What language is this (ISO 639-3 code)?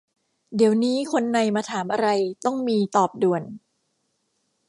tha